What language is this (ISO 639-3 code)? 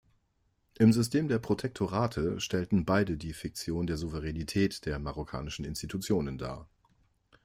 deu